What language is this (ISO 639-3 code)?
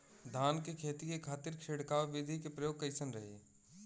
bho